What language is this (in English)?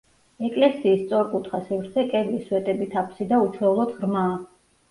Georgian